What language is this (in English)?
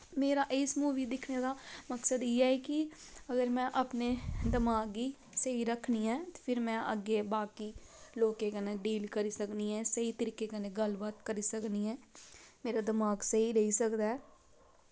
Dogri